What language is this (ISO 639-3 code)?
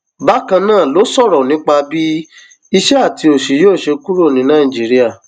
yor